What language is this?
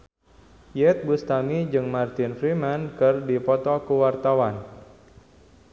Sundanese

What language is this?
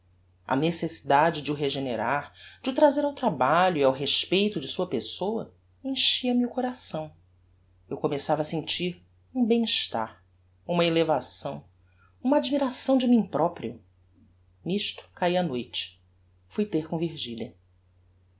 Portuguese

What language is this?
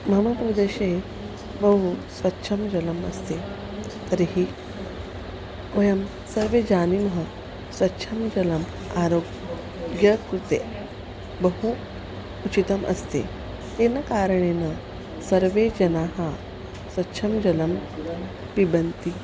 Sanskrit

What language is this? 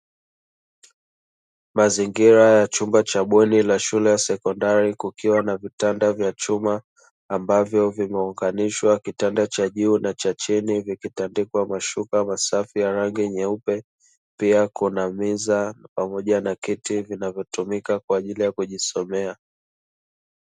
Swahili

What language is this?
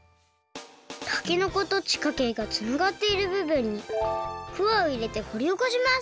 Japanese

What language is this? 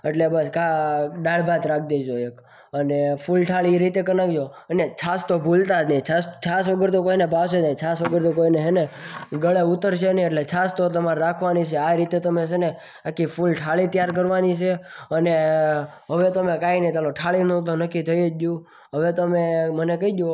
Gujarati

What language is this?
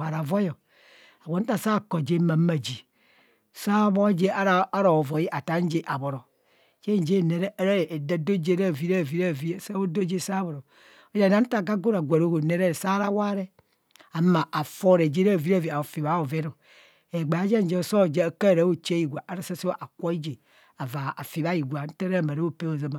Kohumono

